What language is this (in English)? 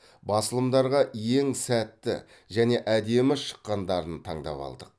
Kazakh